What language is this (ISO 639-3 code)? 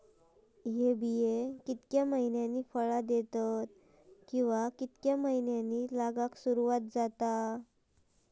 mar